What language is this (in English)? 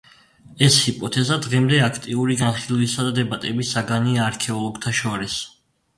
Georgian